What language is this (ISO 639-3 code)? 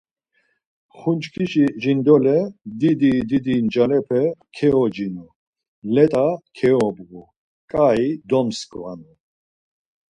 lzz